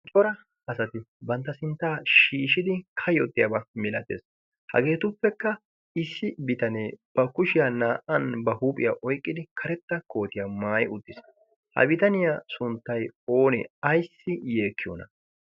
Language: Wolaytta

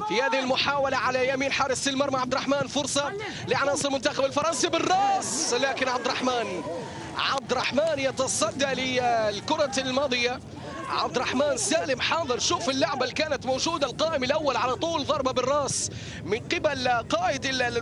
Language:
Arabic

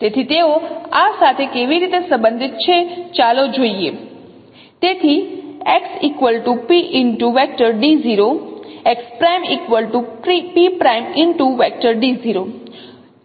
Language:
Gujarati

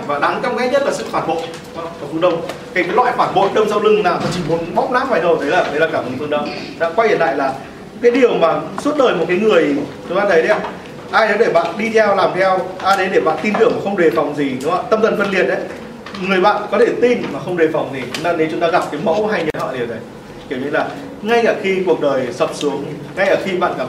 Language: Vietnamese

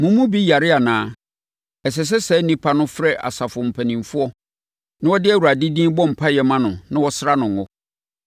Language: Akan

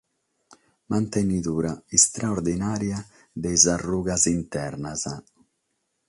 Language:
Sardinian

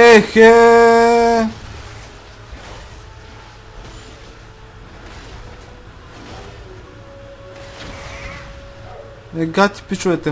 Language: Bulgarian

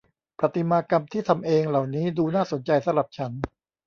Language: Thai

